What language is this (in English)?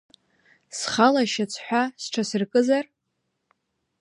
Abkhazian